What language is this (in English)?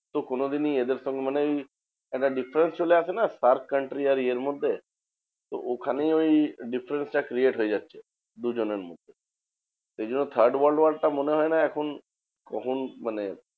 Bangla